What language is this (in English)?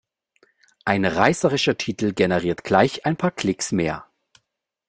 German